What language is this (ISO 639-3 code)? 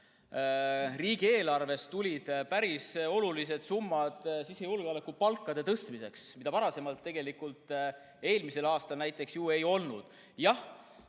est